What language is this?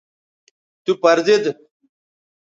Bateri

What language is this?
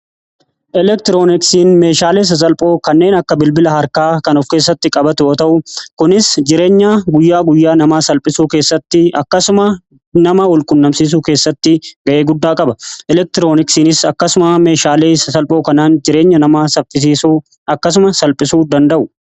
Oromo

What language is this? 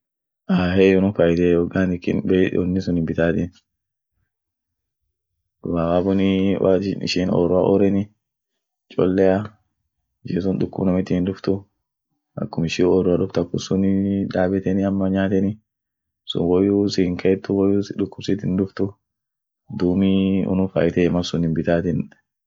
Orma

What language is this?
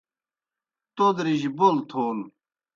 Kohistani Shina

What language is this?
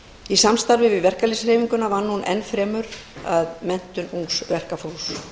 Icelandic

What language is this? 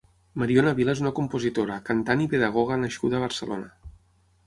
Catalan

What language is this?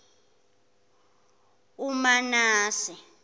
Zulu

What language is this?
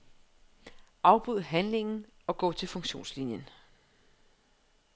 Danish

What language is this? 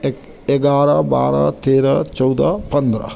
Maithili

